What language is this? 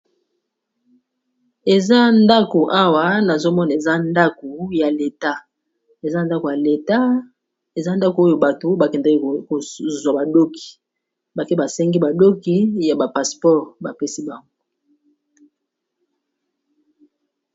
Lingala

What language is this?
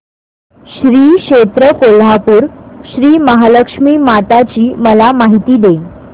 Marathi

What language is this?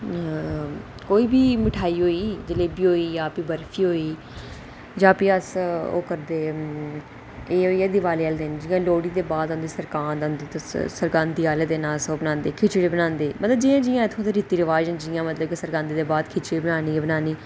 Dogri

